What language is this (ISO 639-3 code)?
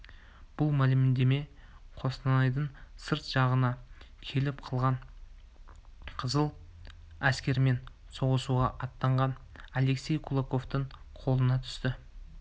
kaz